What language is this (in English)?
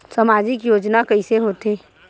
Chhattisgarhi